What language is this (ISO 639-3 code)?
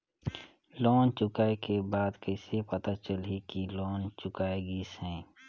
hne